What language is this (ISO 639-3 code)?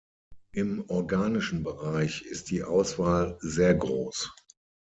deu